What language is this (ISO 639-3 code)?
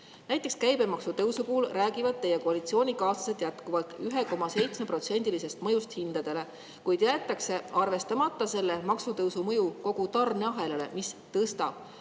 est